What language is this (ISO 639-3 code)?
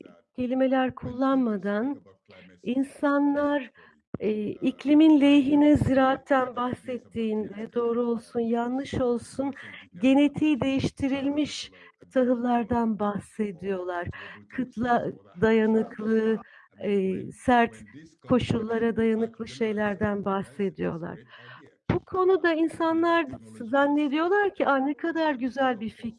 tur